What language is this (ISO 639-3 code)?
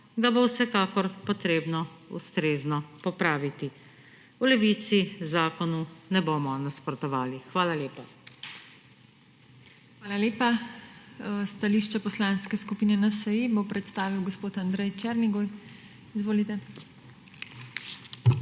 slv